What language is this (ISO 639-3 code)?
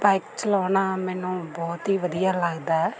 pan